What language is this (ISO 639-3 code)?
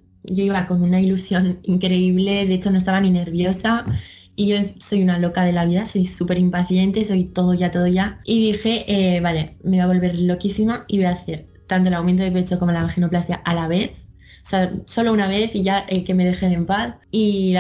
spa